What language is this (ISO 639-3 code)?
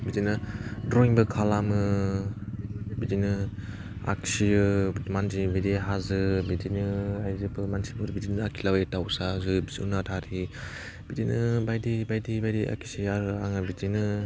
brx